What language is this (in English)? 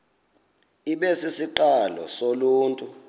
Xhosa